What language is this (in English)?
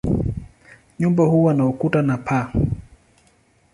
Swahili